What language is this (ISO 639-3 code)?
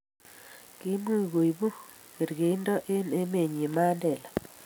kln